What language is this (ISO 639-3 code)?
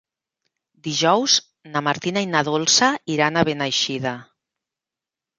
cat